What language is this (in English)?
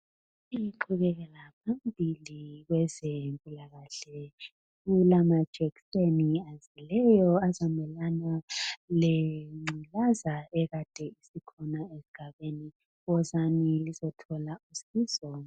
North Ndebele